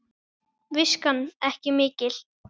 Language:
Icelandic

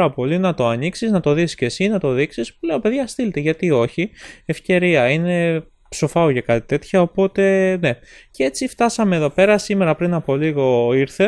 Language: Greek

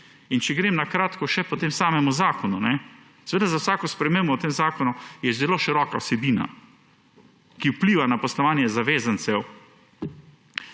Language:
Slovenian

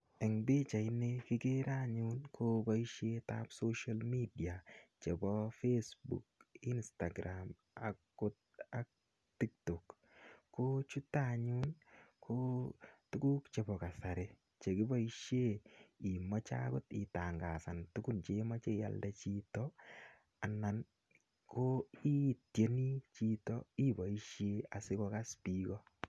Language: Kalenjin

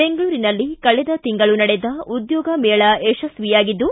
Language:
Kannada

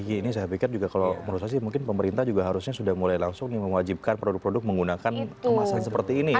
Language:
Indonesian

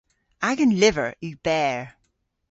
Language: Cornish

